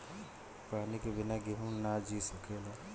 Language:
Bhojpuri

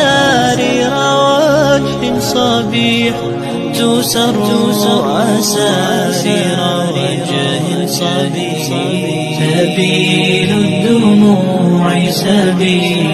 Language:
Arabic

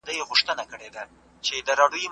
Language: Pashto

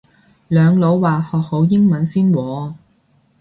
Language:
Cantonese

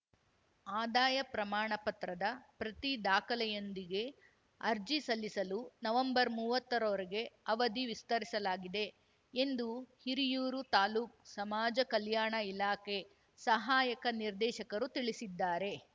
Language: Kannada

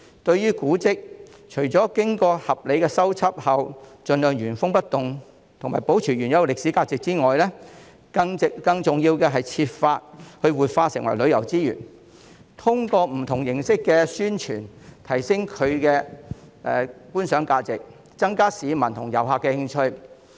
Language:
Cantonese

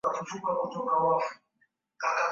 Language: Swahili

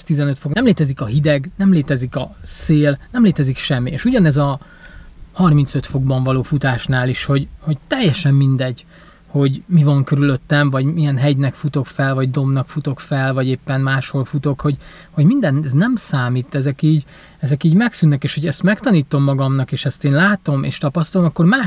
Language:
Hungarian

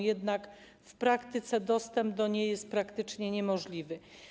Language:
Polish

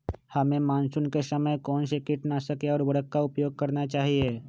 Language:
Magahi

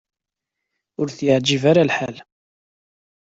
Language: Kabyle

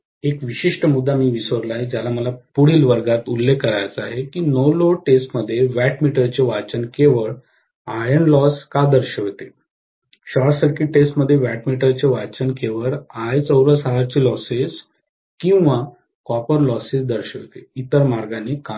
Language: Marathi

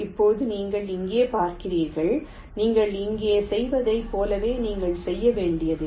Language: Tamil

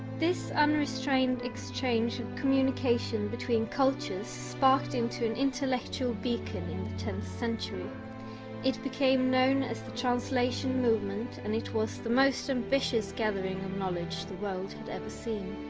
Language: English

